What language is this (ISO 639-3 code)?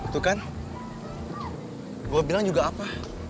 ind